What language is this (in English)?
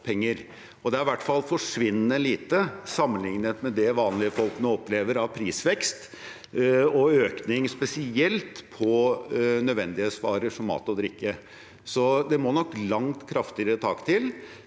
Norwegian